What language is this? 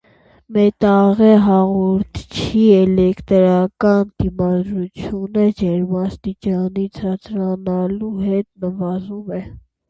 Armenian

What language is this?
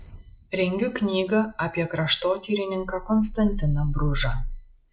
Lithuanian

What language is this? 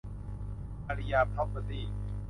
Thai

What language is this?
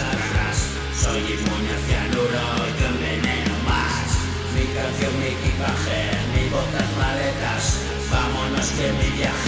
Spanish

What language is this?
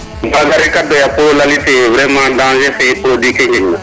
Serer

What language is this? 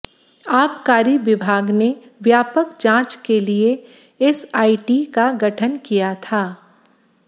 Hindi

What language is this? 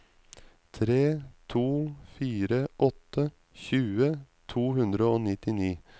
Norwegian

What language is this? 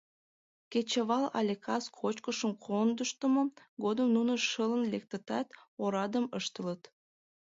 Mari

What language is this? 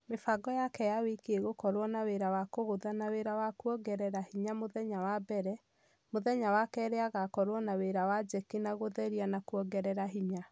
Kikuyu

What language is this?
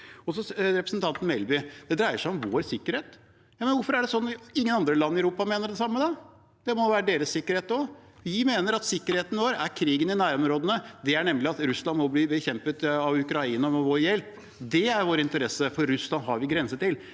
Norwegian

